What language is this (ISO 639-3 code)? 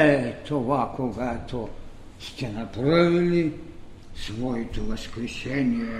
bul